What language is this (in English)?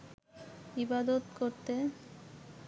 Bangla